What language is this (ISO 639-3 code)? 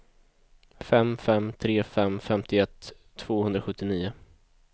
swe